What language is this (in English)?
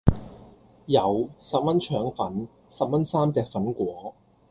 Cantonese